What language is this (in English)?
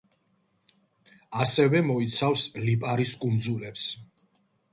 Georgian